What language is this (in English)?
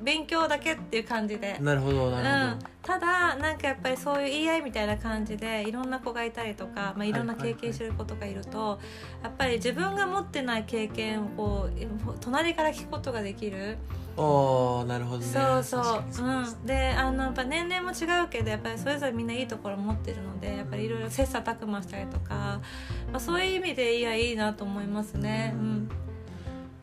Japanese